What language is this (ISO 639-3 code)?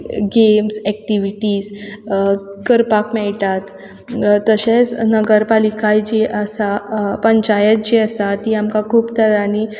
kok